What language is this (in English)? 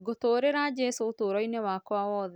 Kikuyu